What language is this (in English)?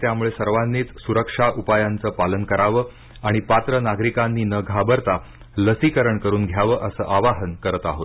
Marathi